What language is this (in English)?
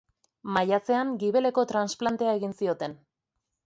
Basque